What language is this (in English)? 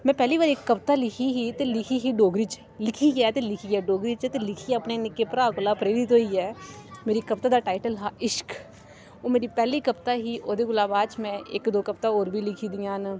Dogri